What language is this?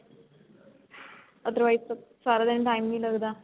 Punjabi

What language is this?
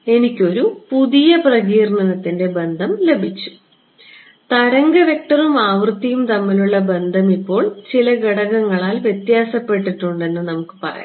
Malayalam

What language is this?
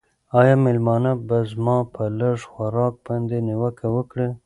Pashto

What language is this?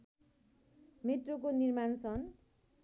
Nepali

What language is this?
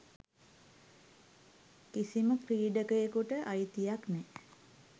Sinhala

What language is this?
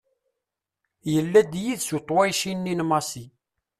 Kabyle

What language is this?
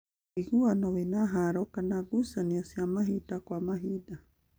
Kikuyu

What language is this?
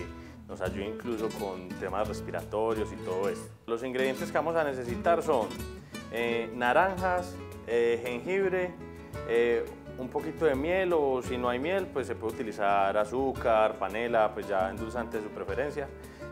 Spanish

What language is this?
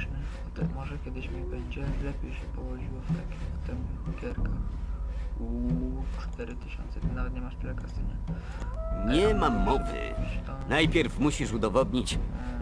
Polish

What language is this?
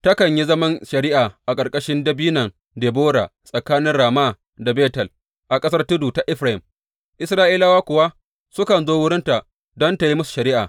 Hausa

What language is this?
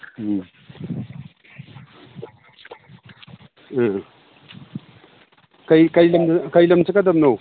Manipuri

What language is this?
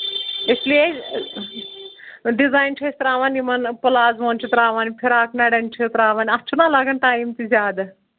Kashmiri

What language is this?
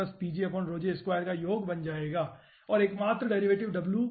Hindi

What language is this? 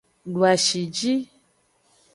Aja (Benin)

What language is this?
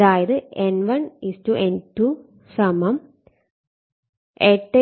Malayalam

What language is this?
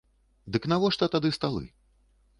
Belarusian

